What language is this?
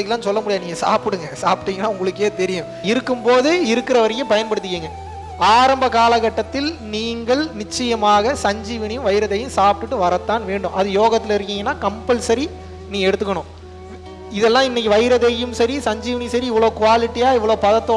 Tamil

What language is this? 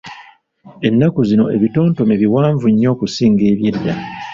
Ganda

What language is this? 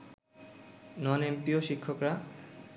Bangla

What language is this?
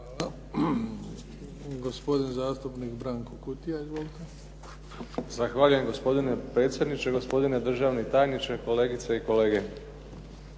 Croatian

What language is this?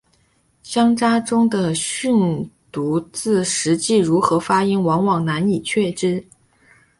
Chinese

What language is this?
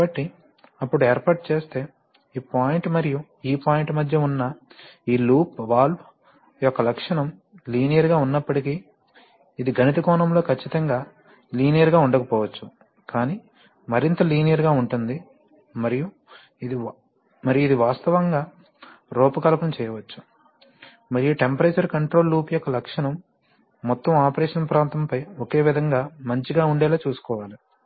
Telugu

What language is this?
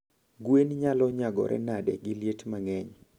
Luo (Kenya and Tanzania)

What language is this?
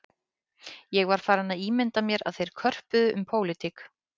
Icelandic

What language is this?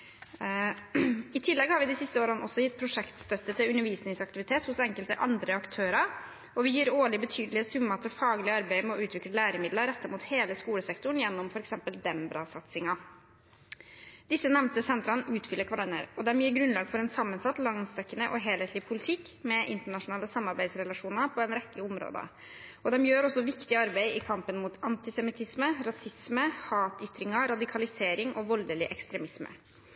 Norwegian Bokmål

